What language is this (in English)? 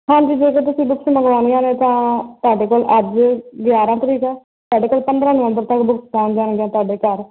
Punjabi